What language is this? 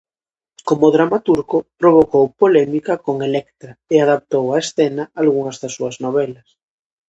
Galician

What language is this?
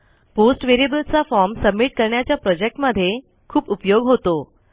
Marathi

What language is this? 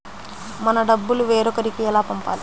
Telugu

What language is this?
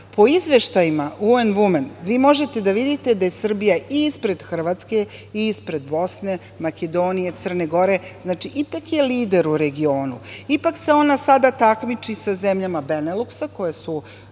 Serbian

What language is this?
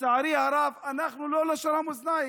Hebrew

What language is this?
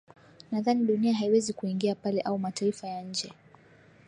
Swahili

